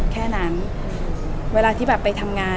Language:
Thai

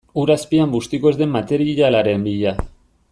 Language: Basque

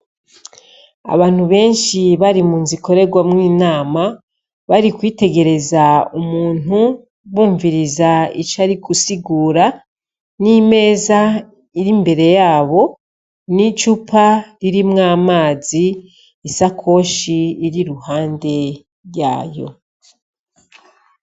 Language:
Rundi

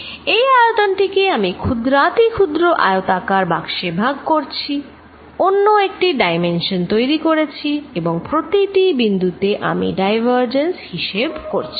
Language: Bangla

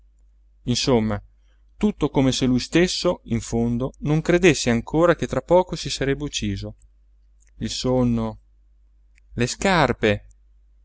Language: Italian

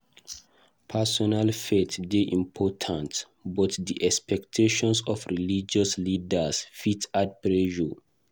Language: Nigerian Pidgin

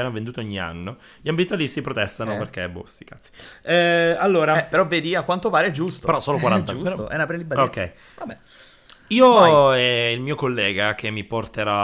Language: Italian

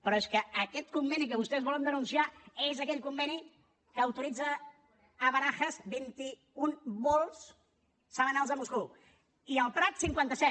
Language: Catalan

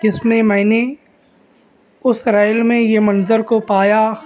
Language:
Urdu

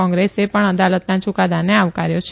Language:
Gujarati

